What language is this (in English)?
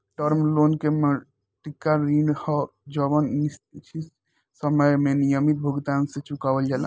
Bhojpuri